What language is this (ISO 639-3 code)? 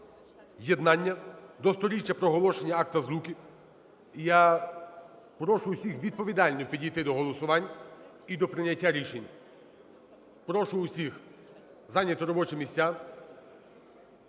ukr